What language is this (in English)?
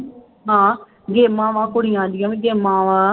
Punjabi